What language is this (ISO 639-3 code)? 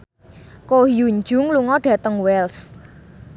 jav